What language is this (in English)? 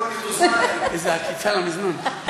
Hebrew